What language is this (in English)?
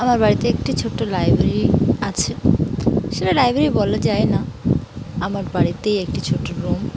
Bangla